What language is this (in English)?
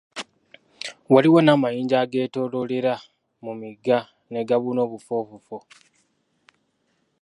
Ganda